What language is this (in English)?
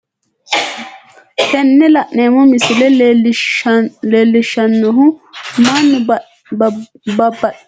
Sidamo